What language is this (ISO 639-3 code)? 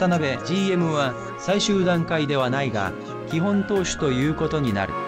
jpn